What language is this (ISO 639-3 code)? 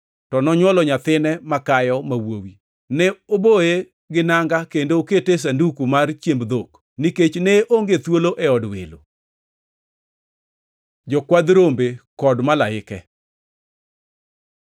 luo